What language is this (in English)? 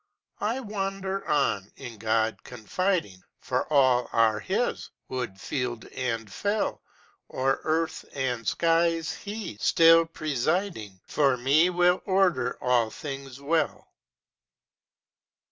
English